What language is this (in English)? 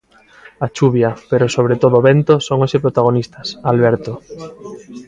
Galician